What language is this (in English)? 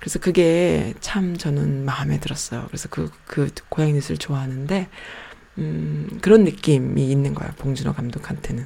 Korean